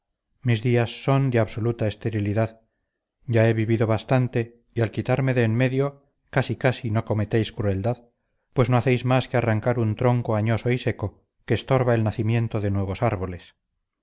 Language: Spanish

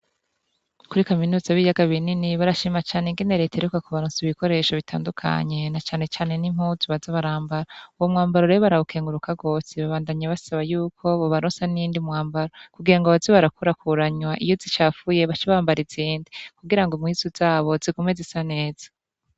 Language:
Rundi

